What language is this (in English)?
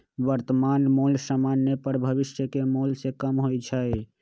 Magahi